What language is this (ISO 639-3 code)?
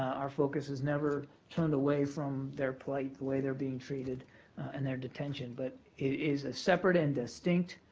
eng